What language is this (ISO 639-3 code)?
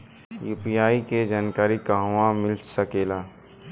bho